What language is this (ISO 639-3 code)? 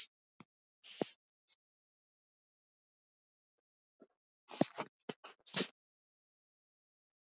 isl